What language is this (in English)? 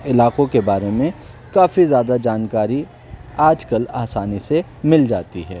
Urdu